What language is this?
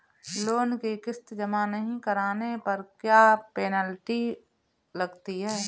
Hindi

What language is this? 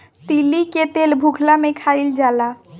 Bhojpuri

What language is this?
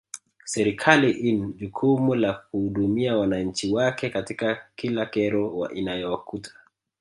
Swahili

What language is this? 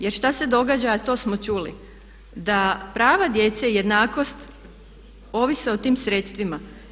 Croatian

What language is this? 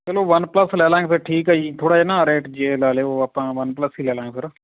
Punjabi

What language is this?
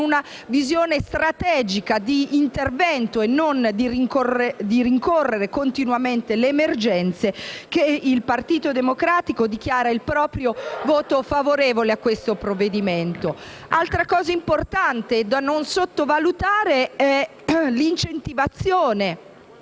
Italian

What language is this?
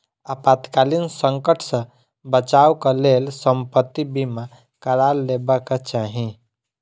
Maithili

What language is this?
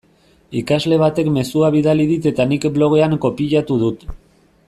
Basque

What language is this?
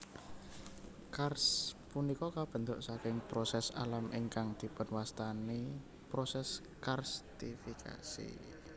Javanese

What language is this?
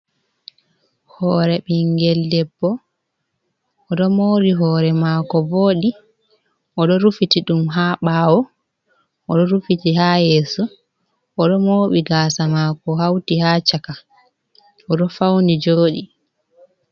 Fula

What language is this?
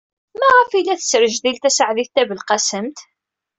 Kabyle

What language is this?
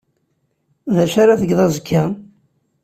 Kabyle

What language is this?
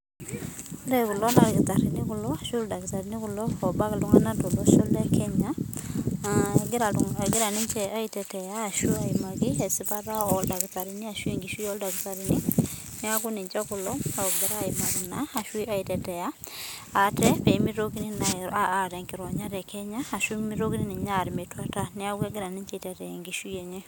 Masai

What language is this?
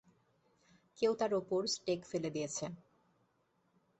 Bangla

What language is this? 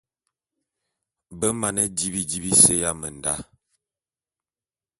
Bulu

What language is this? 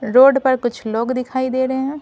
Hindi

